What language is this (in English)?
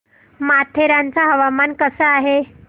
Marathi